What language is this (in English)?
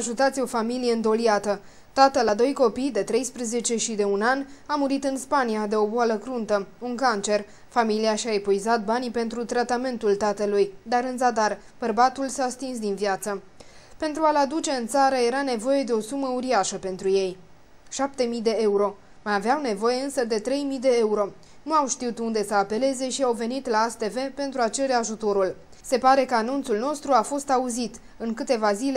Romanian